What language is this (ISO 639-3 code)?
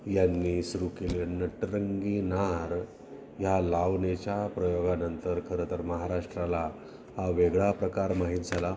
mar